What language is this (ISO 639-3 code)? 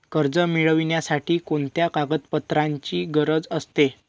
mar